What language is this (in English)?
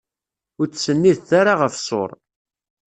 Kabyle